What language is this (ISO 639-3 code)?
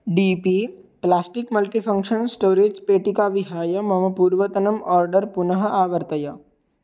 san